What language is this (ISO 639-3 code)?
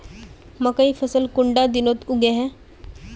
mag